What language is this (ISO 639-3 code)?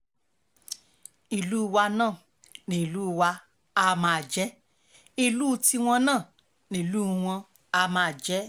yor